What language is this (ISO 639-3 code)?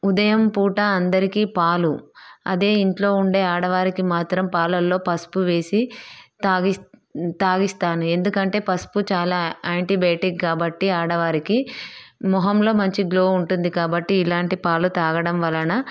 tel